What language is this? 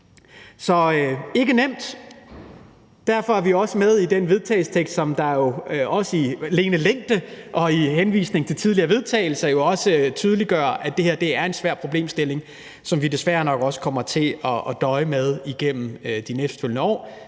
Danish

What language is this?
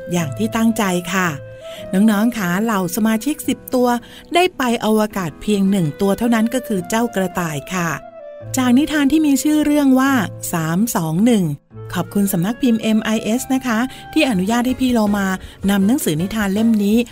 Thai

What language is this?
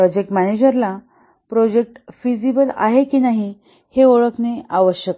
Marathi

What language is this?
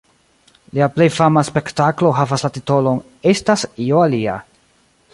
Esperanto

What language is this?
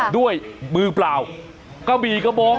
Thai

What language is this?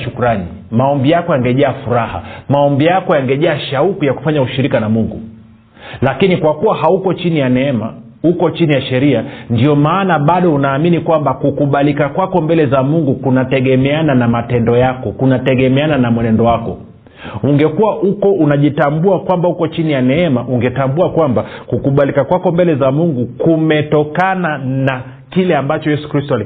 Swahili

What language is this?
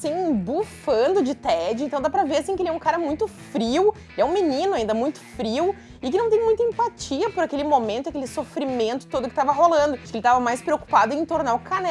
Portuguese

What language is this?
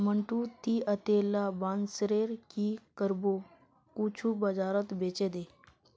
Magahi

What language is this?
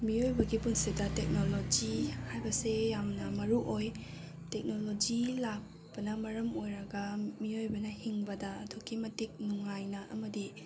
Manipuri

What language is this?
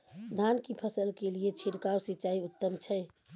Maithili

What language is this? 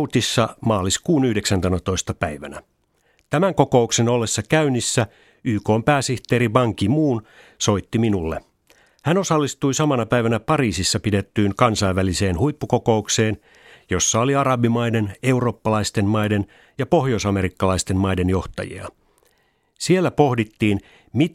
Finnish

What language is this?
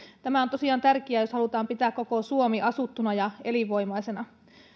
Finnish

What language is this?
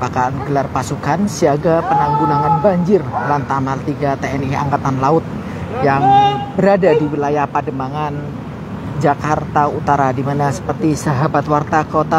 Indonesian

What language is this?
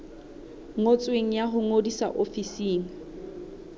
Southern Sotho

